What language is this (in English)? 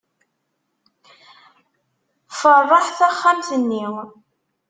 Kabyle